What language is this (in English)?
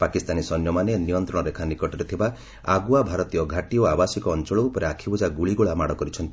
Odia